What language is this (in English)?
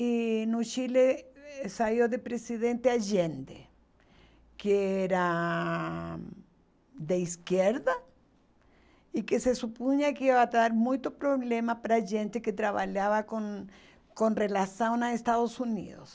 Portuguese